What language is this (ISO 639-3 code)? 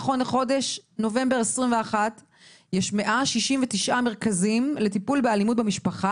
heb